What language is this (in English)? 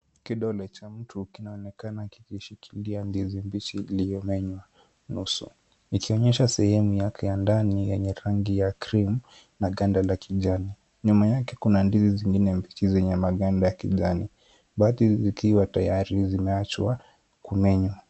Swahili